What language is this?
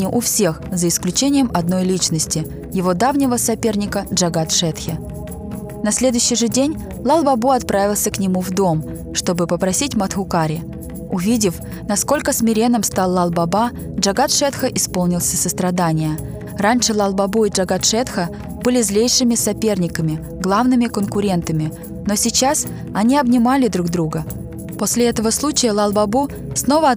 Russian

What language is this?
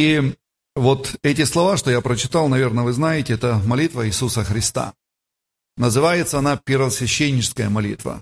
Russian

